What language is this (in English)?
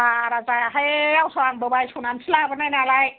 Bodo